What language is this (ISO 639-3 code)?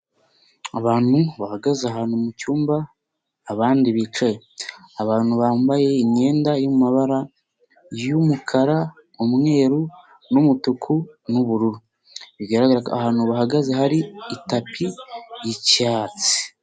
kin